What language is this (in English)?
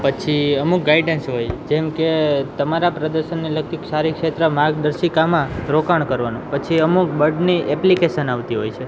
Gujarati